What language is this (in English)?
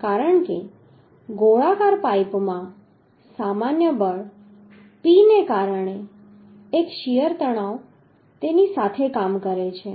Gujarati